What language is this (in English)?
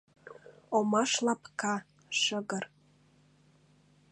Mari